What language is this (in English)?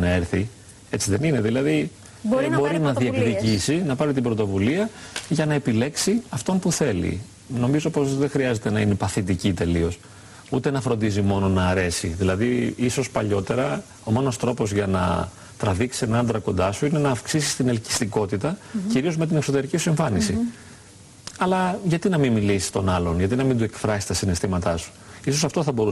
Greek